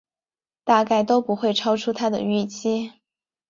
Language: Chinese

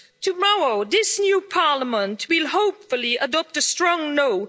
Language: English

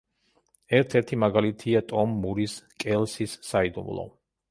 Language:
Georgian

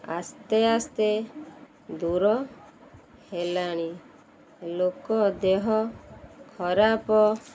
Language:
Odia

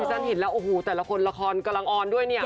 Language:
Thai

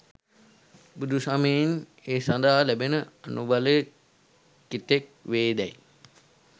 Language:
Sinhala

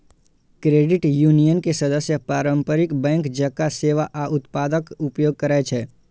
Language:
Maithili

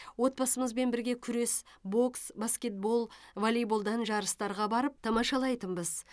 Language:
Kazakh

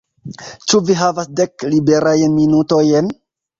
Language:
Esperanto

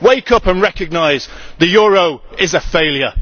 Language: English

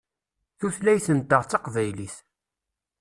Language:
Kabyle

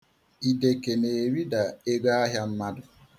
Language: Igbo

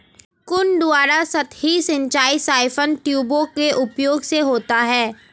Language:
Hindi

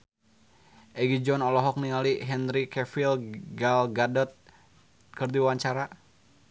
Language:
Sundanese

